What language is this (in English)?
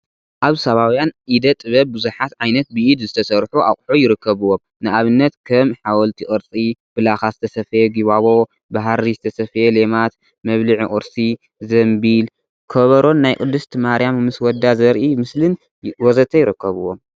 Tigrinya